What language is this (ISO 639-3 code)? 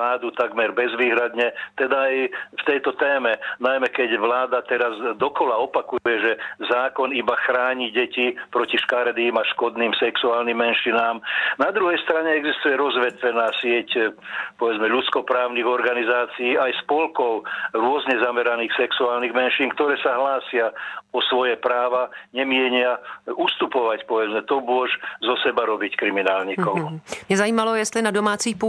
ces